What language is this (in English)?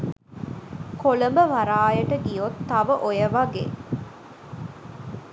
Sinhala